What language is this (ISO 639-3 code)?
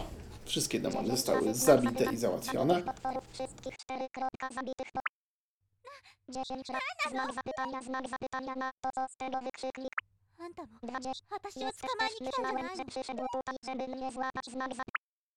pol